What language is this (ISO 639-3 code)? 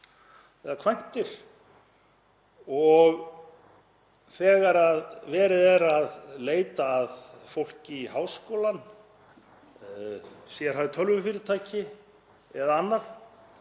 isl